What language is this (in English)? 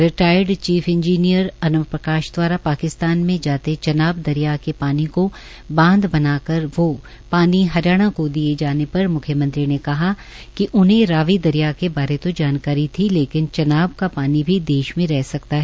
Hindi